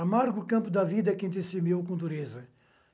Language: Portuguese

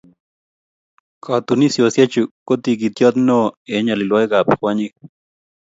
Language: Kalenjin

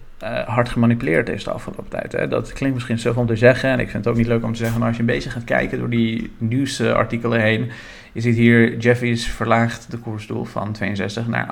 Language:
Dutch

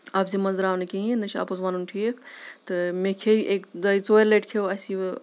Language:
Kashmiri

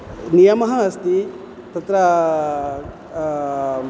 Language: Sanskrit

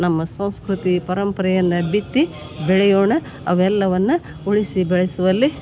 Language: Kannada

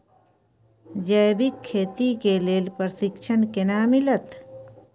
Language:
Maithili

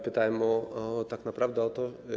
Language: Polish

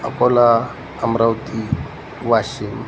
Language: Marathi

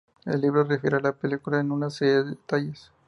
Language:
Spanish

